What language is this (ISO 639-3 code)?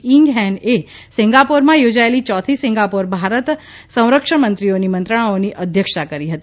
guj